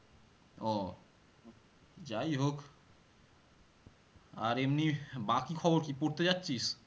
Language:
Bangla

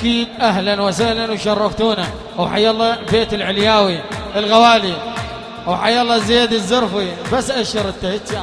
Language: Arabic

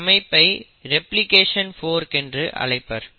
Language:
Tamil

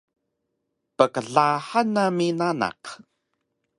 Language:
Taroko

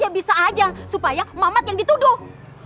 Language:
Indonesian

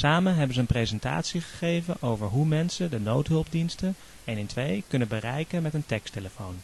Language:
Dutch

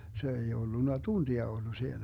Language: Finnish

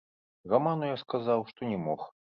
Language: Belarusian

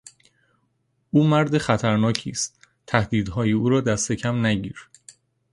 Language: Persian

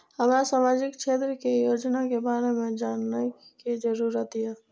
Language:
Maithili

